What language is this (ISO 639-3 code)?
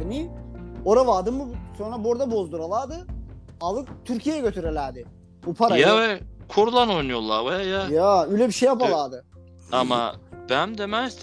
tur